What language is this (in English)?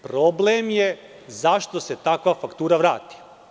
Serbian